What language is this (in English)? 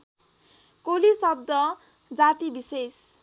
Nepali